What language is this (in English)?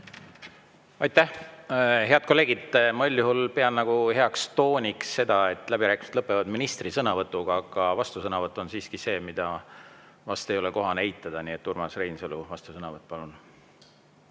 Estonian